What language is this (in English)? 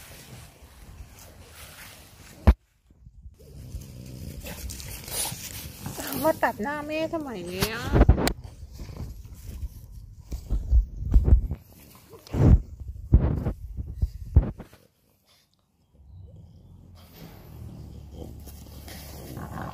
Thai